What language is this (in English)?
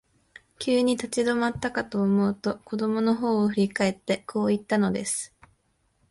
Japanese